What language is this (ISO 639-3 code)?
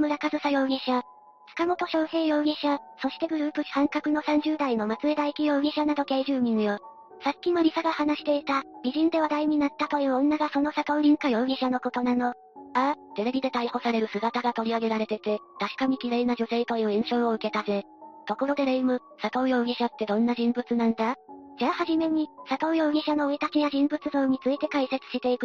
jpn